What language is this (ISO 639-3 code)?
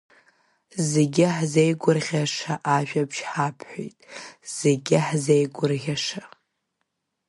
abk